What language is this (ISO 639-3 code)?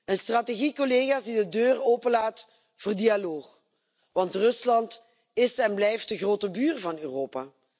nld